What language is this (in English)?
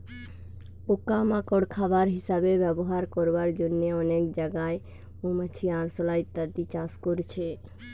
Bangla